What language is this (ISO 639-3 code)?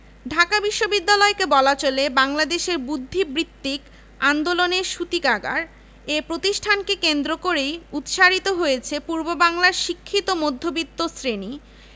ben